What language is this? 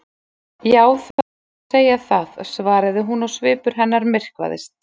Icelandic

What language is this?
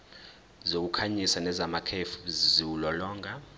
Zulu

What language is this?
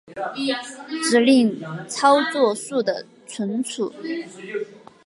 Chinese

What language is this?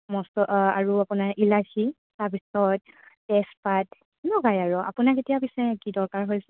Assamese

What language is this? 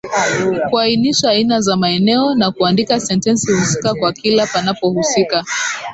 Swahili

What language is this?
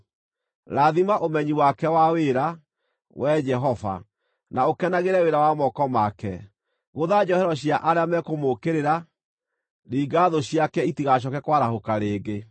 Kikuyu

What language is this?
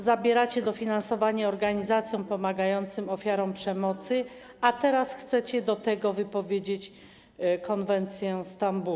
Polish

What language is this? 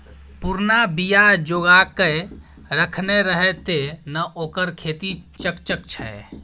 Maithili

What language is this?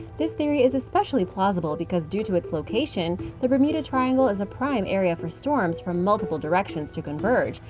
English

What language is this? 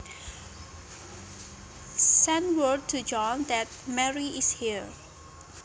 Javanese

